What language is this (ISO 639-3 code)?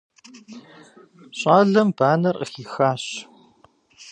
kbd